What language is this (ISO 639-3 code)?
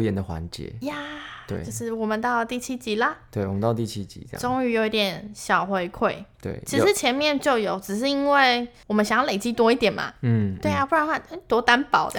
zho